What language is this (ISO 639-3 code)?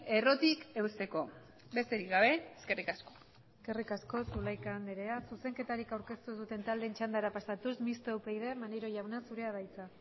eus